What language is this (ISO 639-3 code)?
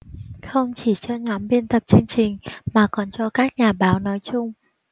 vie